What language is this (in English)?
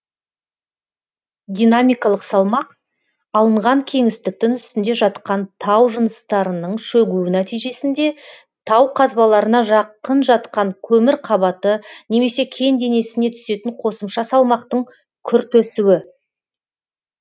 Kazakh